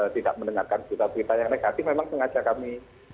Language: Indonesian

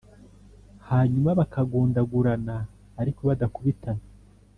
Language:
Kinyarwanda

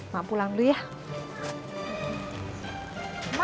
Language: Indonesian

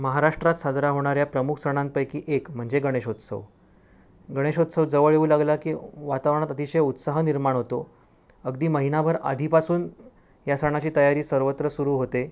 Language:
Marathi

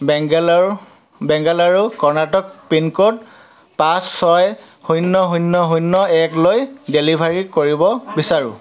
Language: Assamese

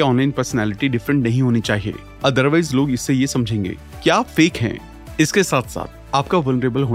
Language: Hindi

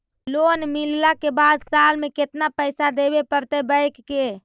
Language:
Magahi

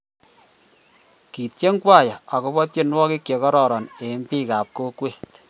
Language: Kalenjin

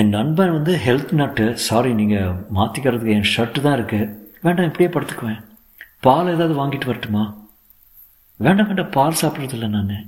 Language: Tamil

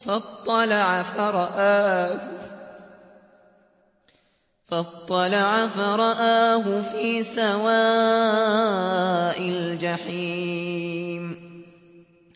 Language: Arabic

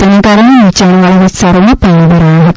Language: Gujarati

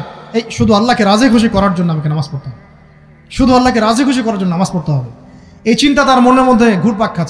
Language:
Arabic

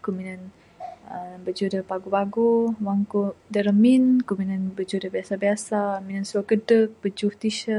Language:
Bukar-Sadung Bidayuh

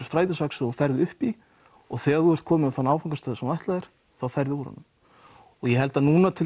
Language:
Icelandic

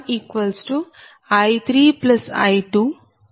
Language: Telugu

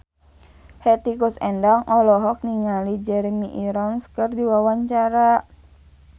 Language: Sundanese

